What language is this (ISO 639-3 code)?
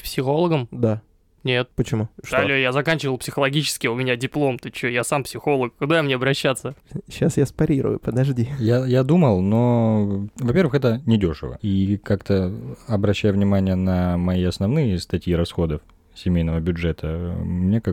rus